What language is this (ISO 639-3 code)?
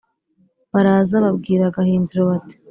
kin